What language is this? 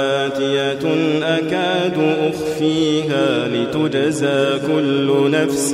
Arabic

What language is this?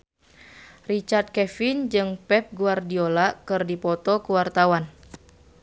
Sundanese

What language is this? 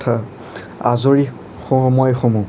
Assamese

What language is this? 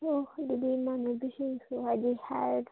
Manipuri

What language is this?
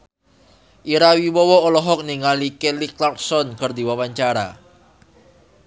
Sundanese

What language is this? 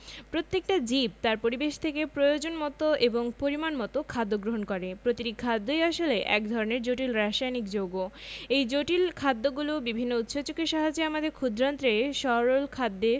Bangla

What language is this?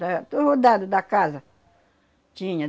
Portuguese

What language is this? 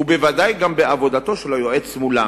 Hebrew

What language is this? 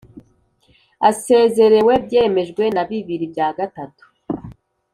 Kinyarwanda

